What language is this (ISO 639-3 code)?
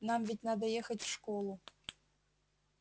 rus